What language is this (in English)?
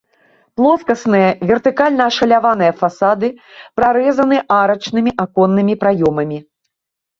Belarusian